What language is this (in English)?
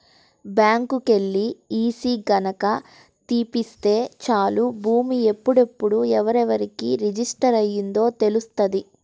Telugu